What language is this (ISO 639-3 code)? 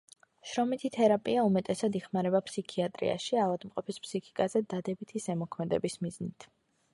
kat